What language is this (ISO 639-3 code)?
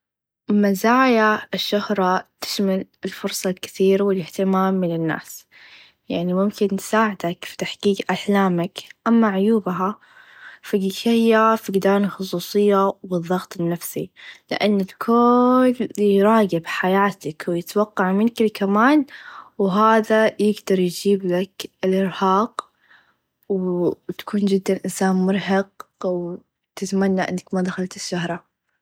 ars